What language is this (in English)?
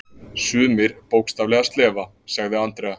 Icelandic